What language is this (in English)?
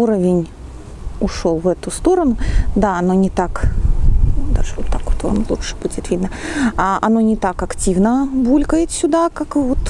Russian